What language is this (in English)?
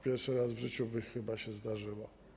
Polish